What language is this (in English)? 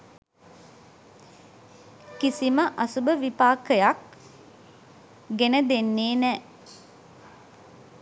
Sinhala